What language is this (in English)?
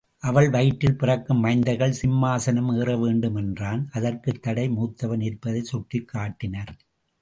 Tamil